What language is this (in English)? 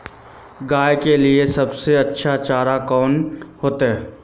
Magahi